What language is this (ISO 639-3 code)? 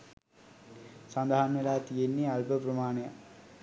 sin